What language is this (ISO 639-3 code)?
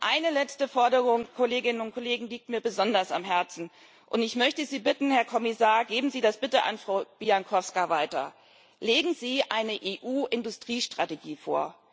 deu